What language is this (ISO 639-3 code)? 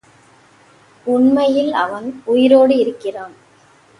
tam